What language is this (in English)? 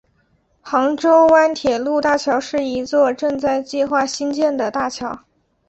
Chinese